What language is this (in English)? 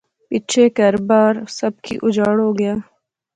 Pahari-Potwari